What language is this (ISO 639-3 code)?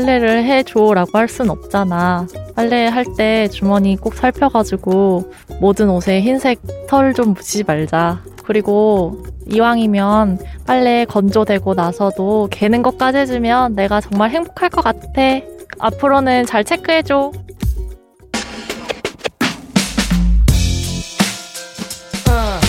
kor